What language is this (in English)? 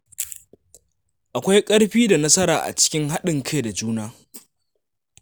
Hausa